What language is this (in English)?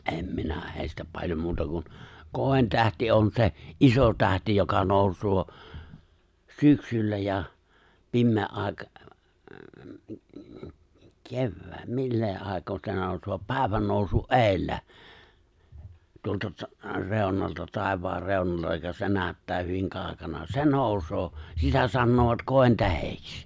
Finnish